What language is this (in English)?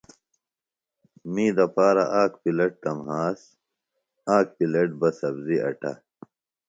Phalura